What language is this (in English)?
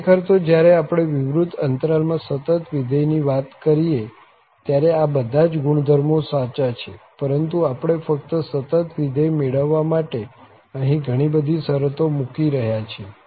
Gujarati